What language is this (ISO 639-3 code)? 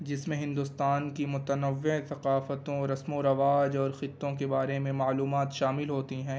urd